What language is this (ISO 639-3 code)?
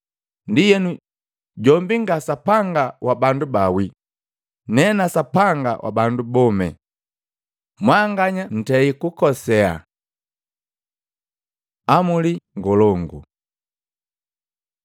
mgv